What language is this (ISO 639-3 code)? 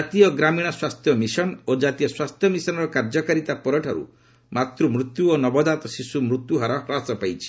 ori